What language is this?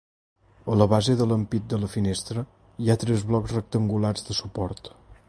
Catalan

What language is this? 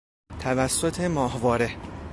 Persian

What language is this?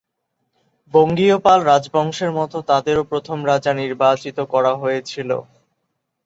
Bangla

